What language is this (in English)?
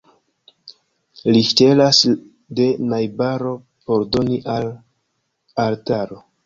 Esperanto